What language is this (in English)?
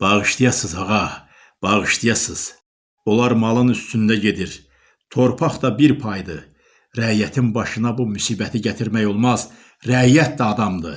Turkish